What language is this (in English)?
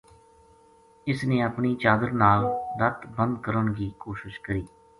Gujari